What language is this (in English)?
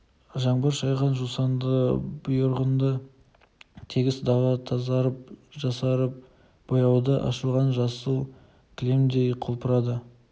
Kazakh